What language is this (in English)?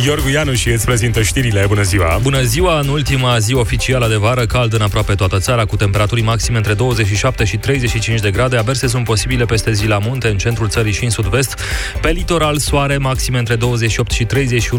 Romanian